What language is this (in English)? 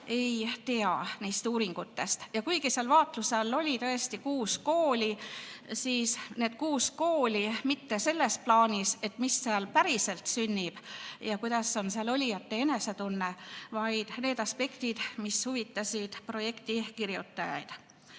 Estonian